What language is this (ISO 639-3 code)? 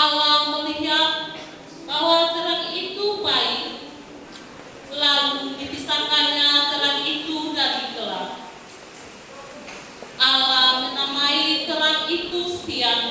ind